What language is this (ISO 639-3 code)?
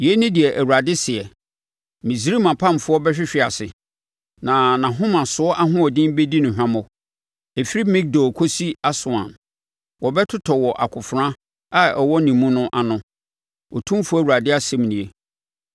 aka